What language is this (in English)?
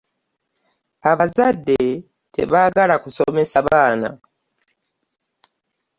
Ganda